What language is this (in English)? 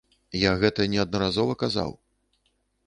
Belarusian